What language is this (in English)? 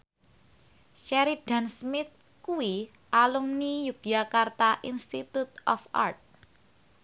Javanese